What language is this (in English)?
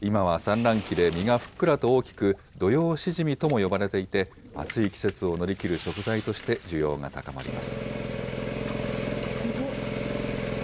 Japanese